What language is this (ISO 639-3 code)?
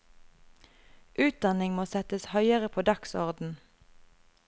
nor